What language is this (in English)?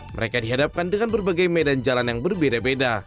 Indonesian